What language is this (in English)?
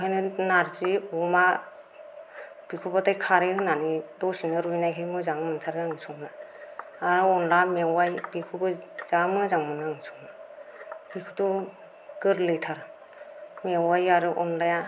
Bodo